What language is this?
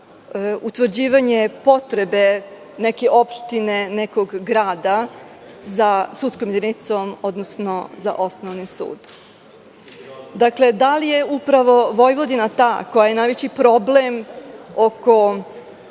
Serbian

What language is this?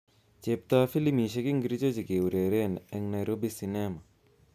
Kalenjin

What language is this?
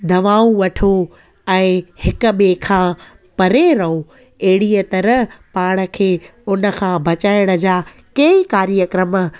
Sindhi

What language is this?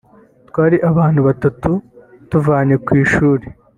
Kinyarwanda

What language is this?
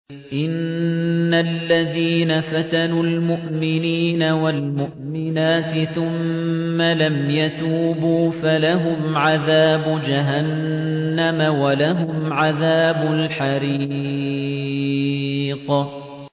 Arabic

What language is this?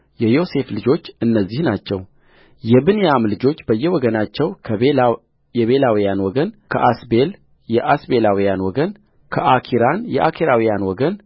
Amharic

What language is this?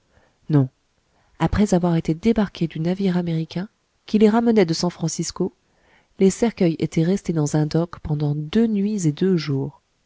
French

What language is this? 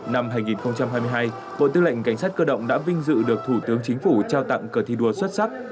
Vietnamese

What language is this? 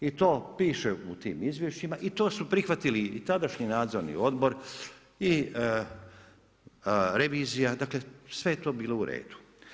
Croatian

